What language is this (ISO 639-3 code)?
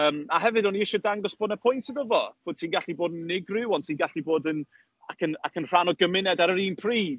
cym